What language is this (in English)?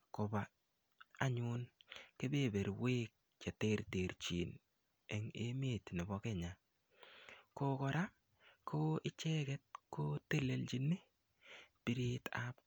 Kalenjin